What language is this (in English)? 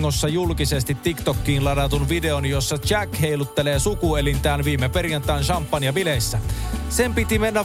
Finnish